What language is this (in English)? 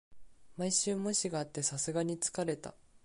Japanese